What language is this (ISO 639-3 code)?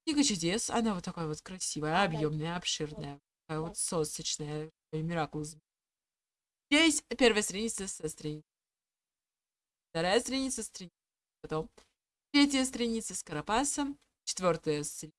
rus